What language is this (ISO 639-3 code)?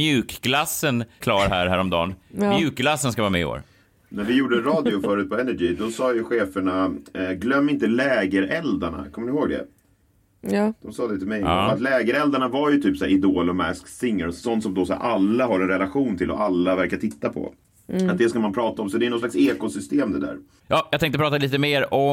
swe